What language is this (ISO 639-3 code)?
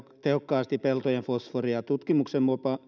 fin